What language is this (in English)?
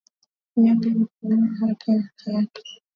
Swahili